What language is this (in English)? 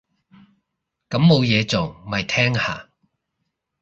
Cantonese